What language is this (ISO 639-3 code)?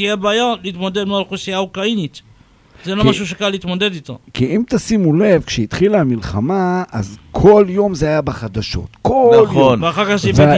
heb